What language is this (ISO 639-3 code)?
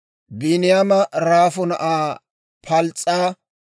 dwr